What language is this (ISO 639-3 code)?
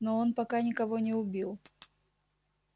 rus